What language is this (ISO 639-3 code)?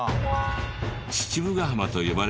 jpn